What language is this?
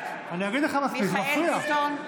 Hebrew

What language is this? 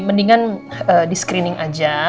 Indonesian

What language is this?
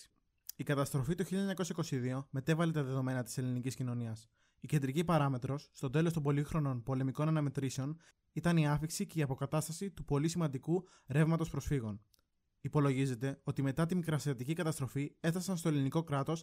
Greek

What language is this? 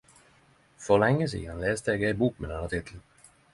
Norwegian Nynorsk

